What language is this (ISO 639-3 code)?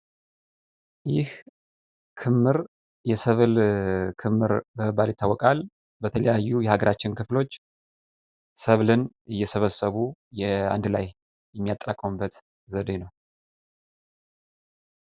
amh